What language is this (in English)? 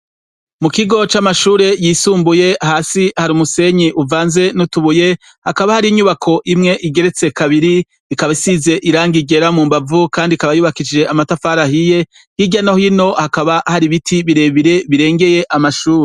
Rundi